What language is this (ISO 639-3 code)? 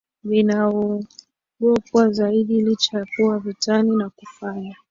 swa